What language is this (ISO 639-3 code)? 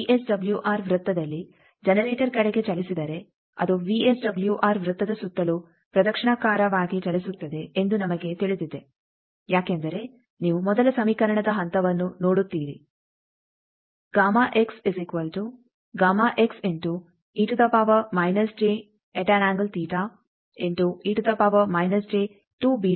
kan